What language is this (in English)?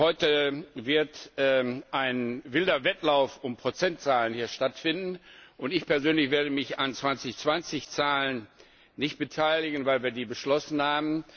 German